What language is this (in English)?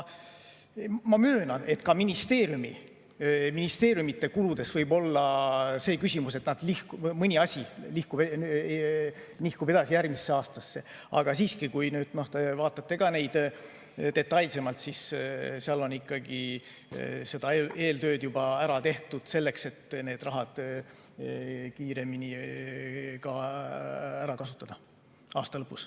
Estonian